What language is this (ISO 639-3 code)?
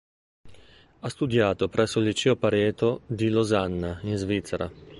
ita